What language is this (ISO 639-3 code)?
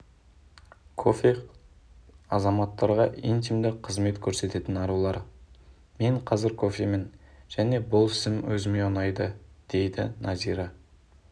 kaz